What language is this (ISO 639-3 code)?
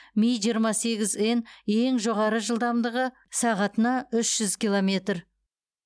kaz